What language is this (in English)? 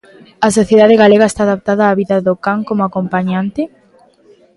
Galician